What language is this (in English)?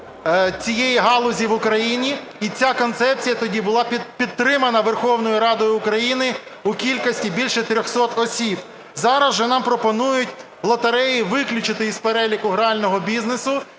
Ukrainian